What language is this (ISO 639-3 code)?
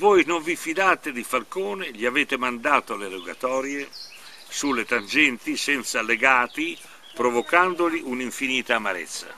ita